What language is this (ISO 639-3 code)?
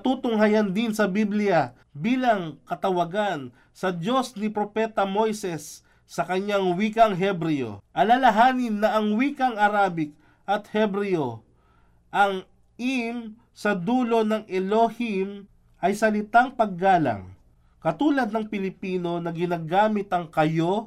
fil